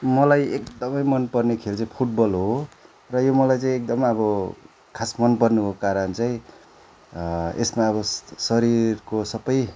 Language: Nepali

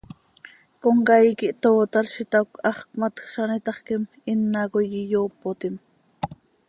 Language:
Seri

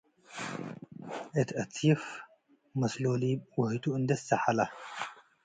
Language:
Tigre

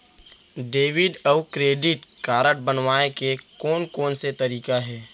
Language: Chhattisgarhi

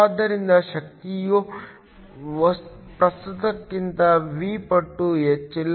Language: Kannada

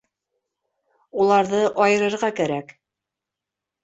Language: Bashkir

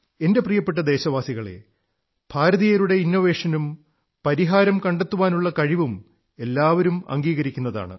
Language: Malayalam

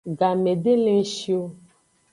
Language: Aja (Benin)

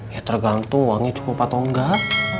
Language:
Indonesian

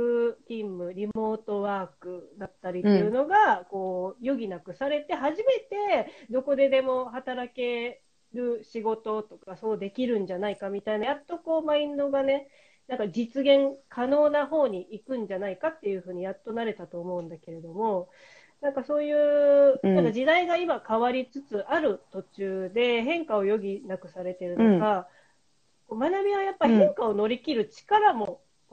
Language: Japanese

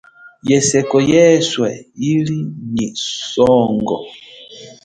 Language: Chokwe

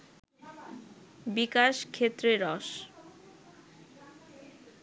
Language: Bangla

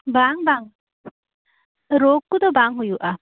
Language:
Santali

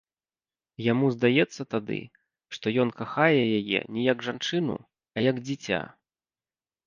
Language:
Belarusian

